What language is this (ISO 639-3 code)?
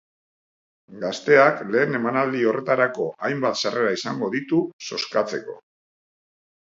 eus